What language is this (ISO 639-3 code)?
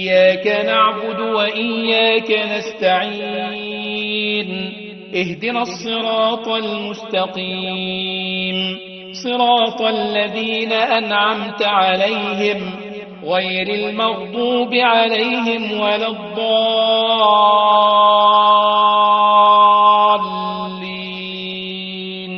ara